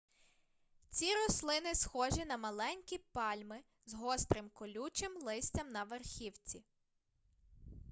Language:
Ukrainian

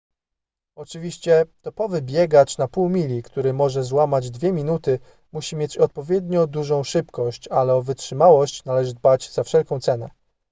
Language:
Polish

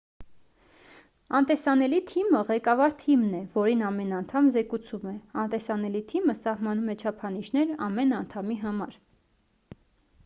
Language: Armenian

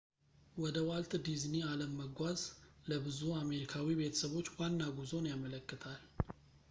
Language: Amharic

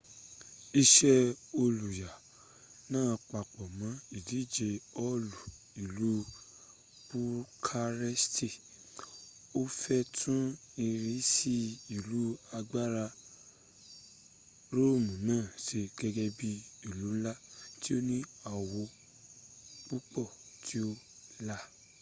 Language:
Yoruba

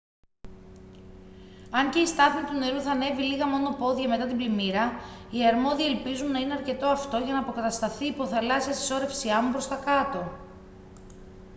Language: Greek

